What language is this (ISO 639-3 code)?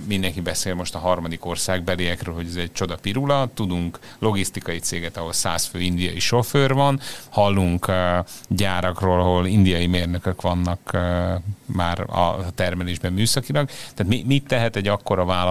hun